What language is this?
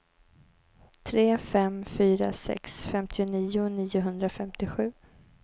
Swedish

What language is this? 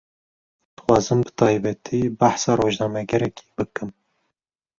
Kurdish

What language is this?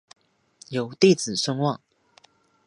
Chinese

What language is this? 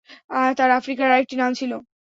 Bangla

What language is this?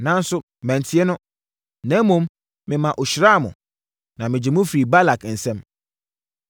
Akan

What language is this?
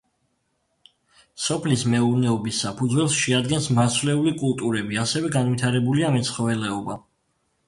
Georgian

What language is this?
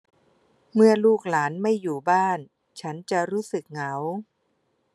Thai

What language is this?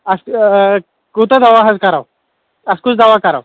Kashmiri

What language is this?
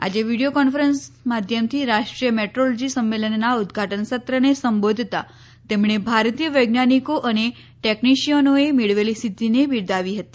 Gujarati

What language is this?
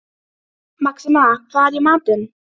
Icelandic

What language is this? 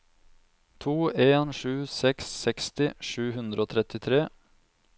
Norwegian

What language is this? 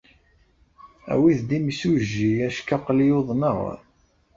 Kabyle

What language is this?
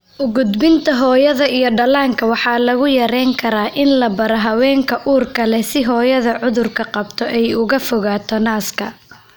Somali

